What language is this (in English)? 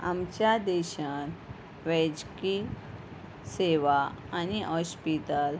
Konkani